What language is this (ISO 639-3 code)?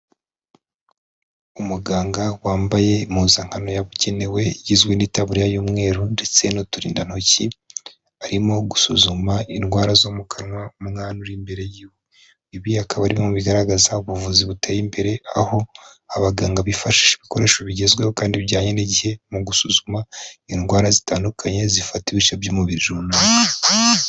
kin